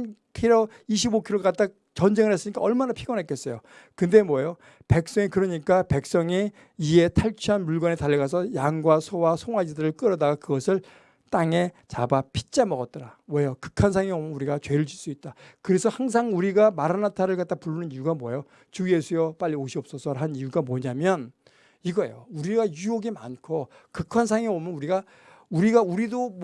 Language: Korean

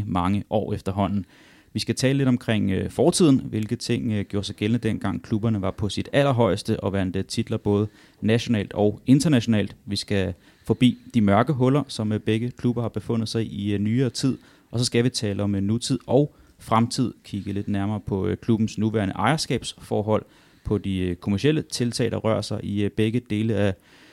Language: Danish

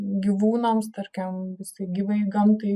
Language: Lithuanian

